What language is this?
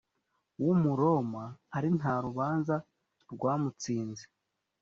Kinyarwanda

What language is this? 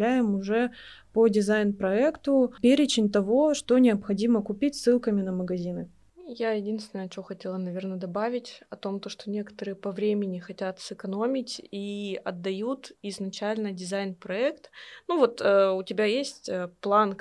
Russian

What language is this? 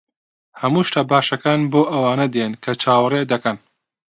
Central Kurdish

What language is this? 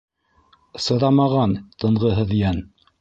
Bashkir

